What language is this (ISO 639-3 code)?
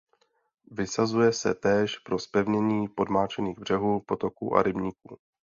ces